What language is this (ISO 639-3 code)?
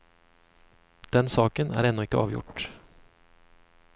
nor